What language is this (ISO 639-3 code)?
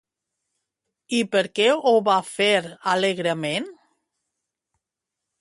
cat